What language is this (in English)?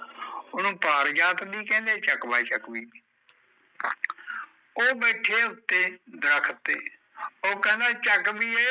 Punjabi